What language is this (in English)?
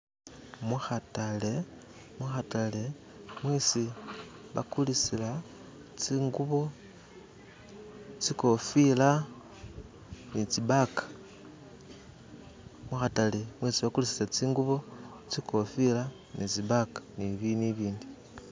Masaaba